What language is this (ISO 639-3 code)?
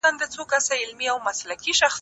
pus